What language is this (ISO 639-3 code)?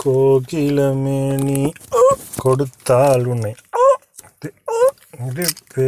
tam